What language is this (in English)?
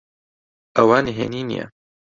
Central Kurdish